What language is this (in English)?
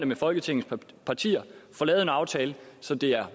Danish